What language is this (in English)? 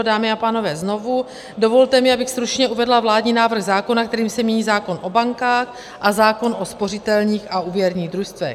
Czech